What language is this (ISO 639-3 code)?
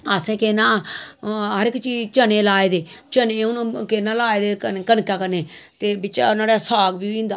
doi